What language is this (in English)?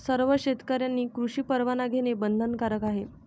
Marathi